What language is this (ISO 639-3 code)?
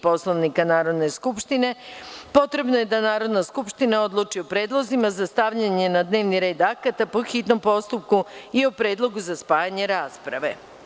srp